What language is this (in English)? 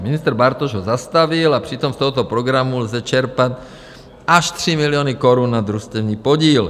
Czech